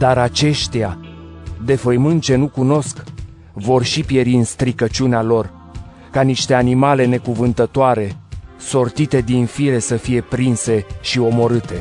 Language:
Romanian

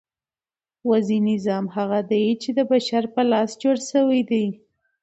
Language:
Pashto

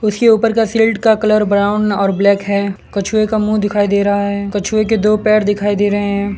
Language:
Hindi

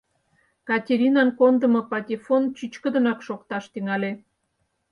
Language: Mari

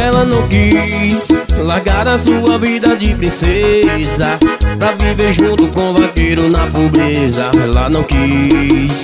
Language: Portuguese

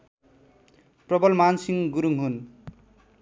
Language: Nepali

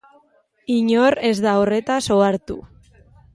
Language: Basque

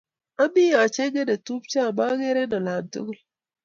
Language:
Kalenjin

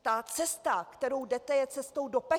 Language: Czech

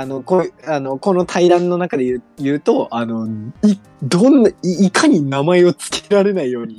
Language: Japanese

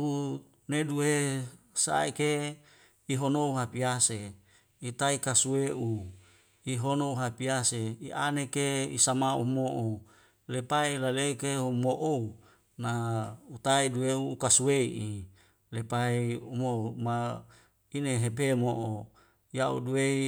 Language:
Wemale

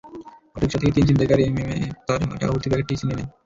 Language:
Bangla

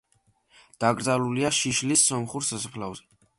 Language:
Georgian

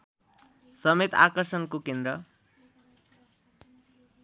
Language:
Nepali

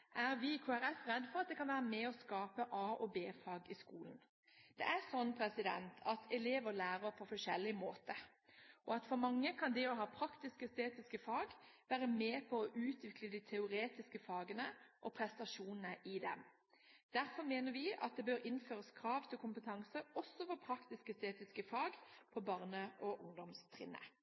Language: Norwegian Bokmål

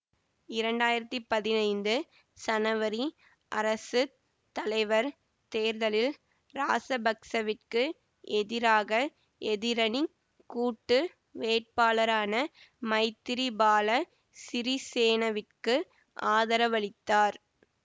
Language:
Tamil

